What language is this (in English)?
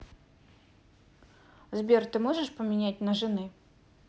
Russian